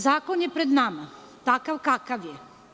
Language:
Serbian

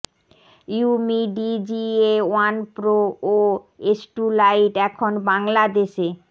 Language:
Bangla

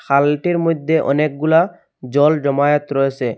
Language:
Bangla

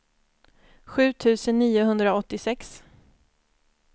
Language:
Swedish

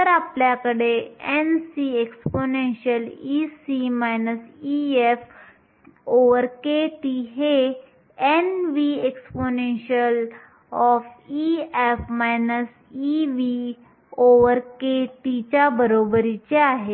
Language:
Marathi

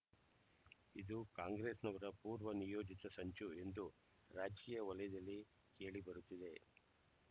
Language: Kannada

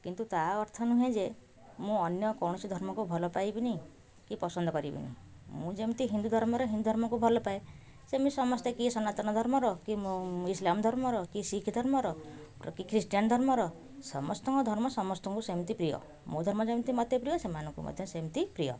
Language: Odia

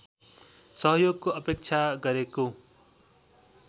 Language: Nepali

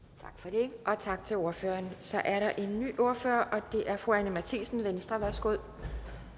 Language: Danish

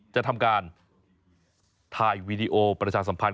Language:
Thai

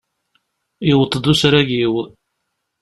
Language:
Kabyle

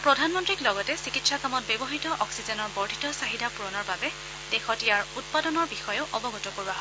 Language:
Assamese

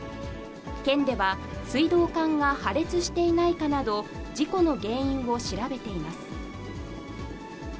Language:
Japanese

